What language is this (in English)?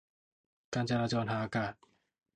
Thai